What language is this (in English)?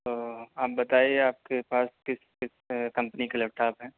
Urdu